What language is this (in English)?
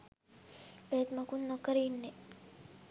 Sinhala